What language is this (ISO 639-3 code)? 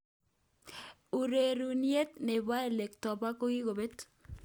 kln